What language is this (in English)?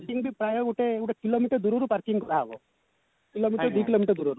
Odia